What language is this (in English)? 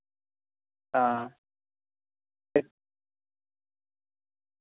Dogri